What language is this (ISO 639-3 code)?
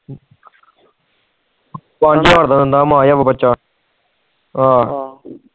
pan